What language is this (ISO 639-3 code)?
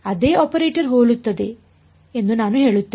kan